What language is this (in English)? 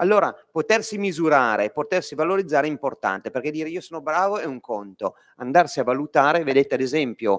Italian